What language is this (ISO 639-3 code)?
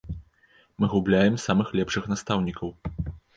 bel